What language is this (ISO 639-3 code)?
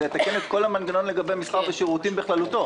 heb